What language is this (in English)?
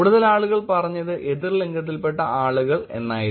Malayalam